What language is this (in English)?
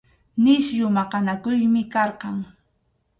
Arequipa-La Unión Quechua